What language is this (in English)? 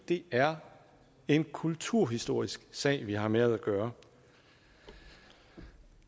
Danish